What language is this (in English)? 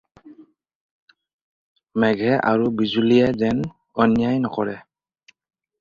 Assamese